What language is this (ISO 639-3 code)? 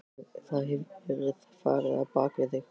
isl